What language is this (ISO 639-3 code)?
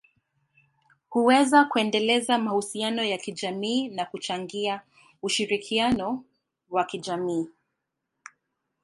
swa